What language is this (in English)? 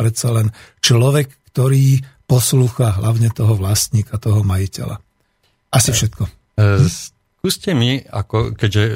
Slovak